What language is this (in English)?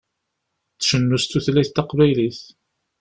Kabyle